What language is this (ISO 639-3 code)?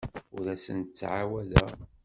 kab